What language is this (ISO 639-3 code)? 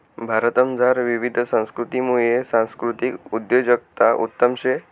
mar